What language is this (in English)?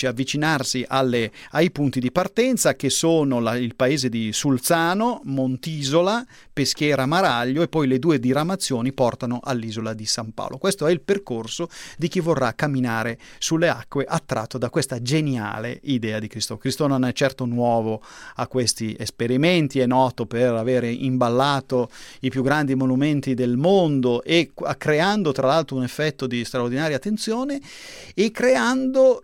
Italian